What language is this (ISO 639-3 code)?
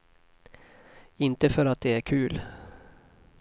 swe